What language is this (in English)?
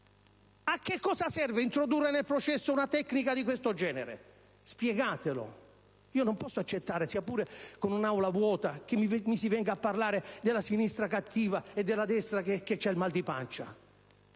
Italian